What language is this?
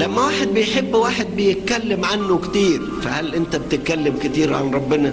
Arabic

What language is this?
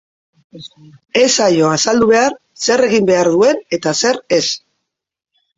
Basque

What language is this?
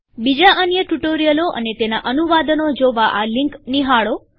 Gujarati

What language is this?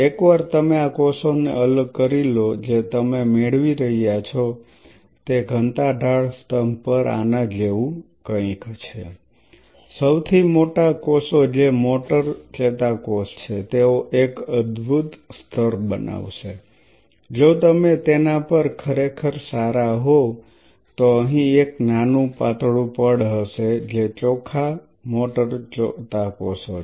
Gujarati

